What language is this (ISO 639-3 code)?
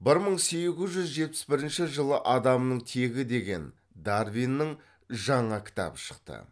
kaz